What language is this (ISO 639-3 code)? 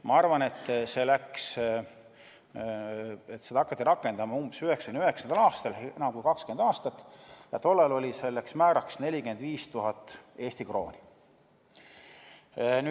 est